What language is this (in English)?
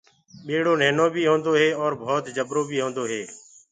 Gurgula